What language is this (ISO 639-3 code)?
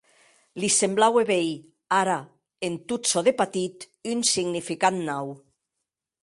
oci